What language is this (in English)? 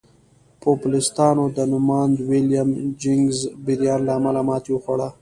Pashto